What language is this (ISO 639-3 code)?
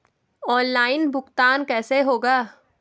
hin